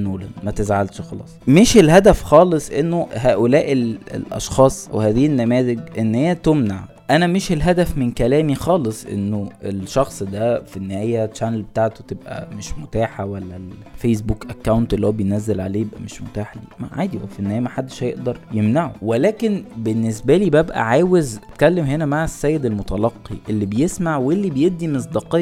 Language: Arabic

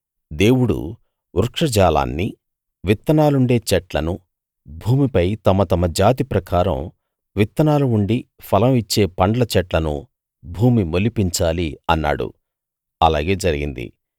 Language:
Telugu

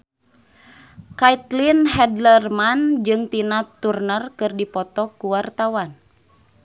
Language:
Sundanese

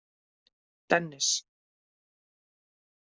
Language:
Icelandic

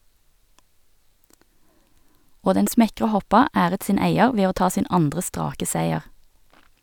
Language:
Norwegian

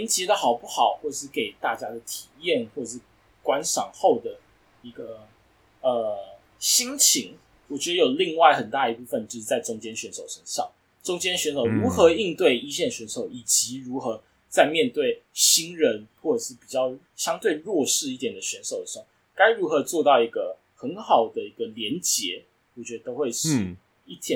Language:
Chinese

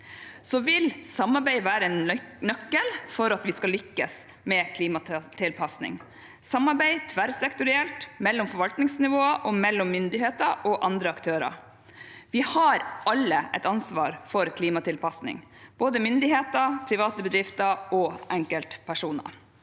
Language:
Norwegian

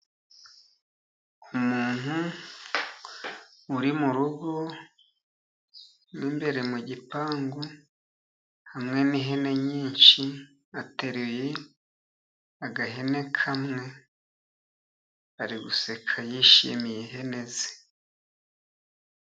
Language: Kinyarwanda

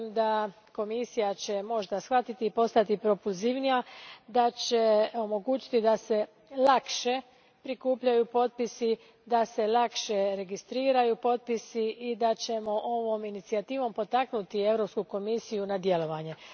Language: Croatian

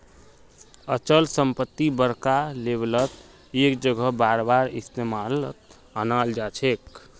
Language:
Magahi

